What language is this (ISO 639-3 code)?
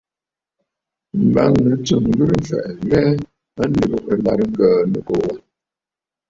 bfd